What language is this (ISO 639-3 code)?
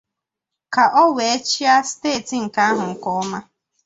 ibo